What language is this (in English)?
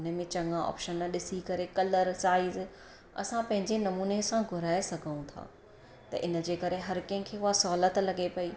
Sindhi